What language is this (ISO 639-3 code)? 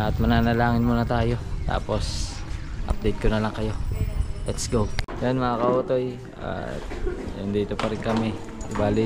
fil